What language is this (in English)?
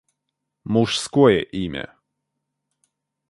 Russian